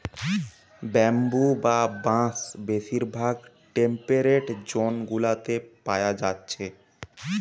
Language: Bangla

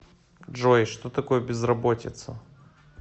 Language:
Russian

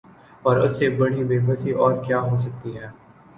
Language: Urdu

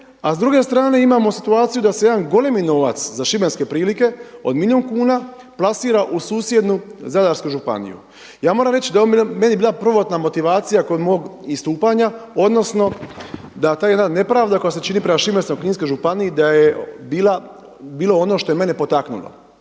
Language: Croatian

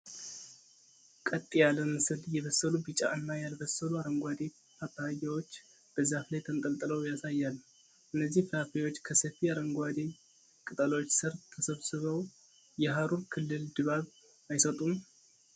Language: Amharic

